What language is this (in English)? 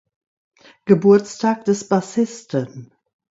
German